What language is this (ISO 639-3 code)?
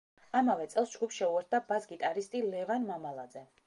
kat